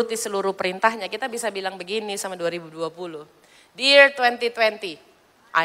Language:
Indonesian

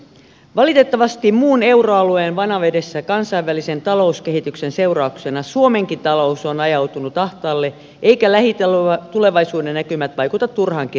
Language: Finnish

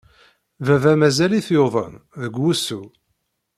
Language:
Kabyle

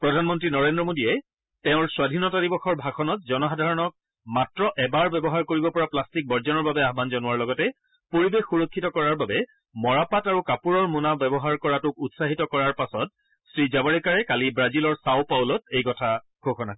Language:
Assamese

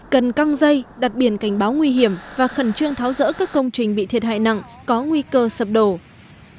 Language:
Vietnamese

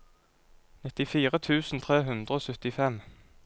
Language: Norwegian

